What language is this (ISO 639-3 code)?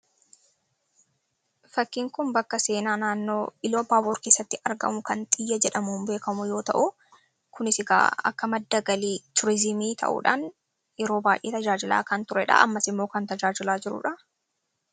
orm